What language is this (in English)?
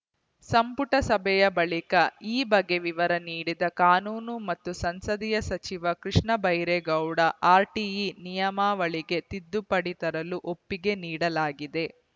Kannada